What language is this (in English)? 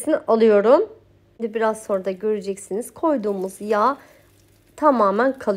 Turkish